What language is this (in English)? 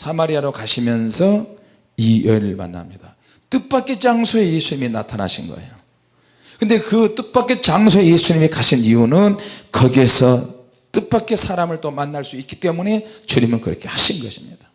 Korean